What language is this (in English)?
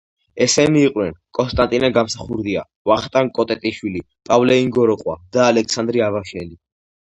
Georgian